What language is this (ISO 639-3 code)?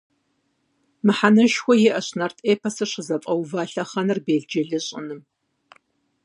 kbd